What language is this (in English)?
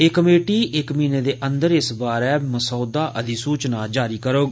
Dogri